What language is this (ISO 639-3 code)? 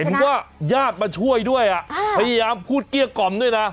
tha